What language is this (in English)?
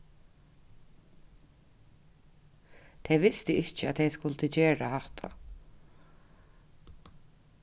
Faroese